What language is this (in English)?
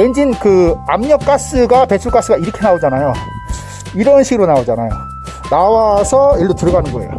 Korean